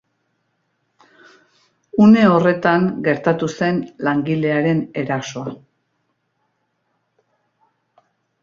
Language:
Basque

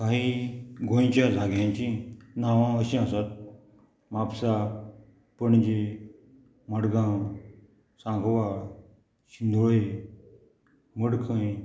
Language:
Konkani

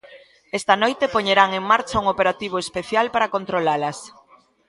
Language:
Galician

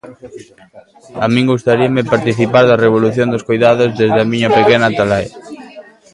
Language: Galician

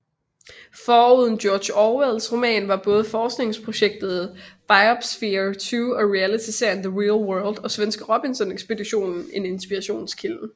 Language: Danish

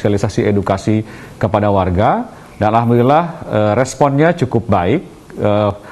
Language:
Indonesian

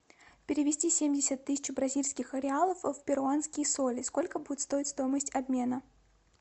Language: Russian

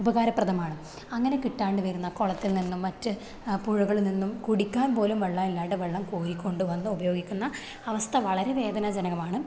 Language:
Malayalam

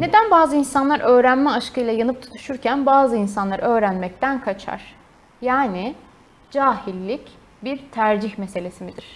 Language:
Turkish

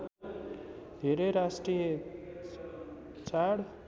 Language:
Nepali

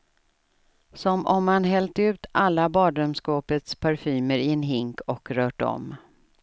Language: Swedish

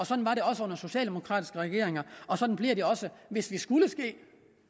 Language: Danish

